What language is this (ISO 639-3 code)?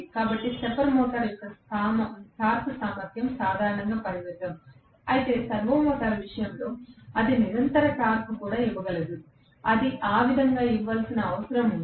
tel